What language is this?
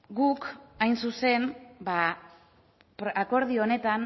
Basque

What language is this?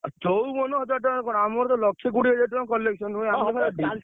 Odia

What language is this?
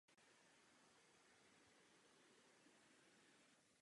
Czech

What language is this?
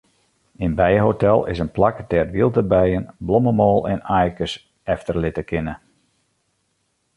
Western Frisian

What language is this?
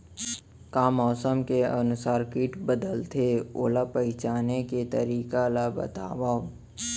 Chhattisgarhi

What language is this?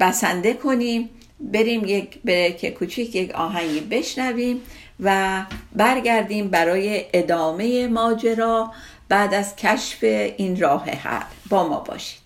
Persian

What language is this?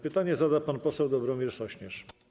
Polish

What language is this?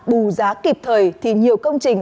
Vietnamese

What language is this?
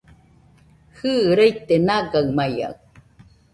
Nüpode Huitoto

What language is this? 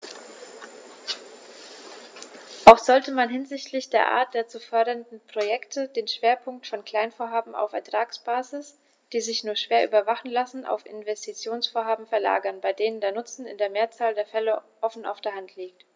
German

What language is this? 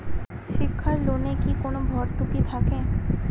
Bangla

